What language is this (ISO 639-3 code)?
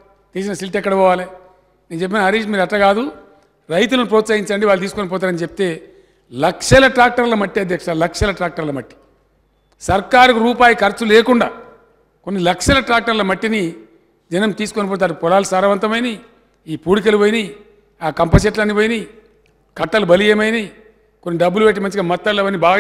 tel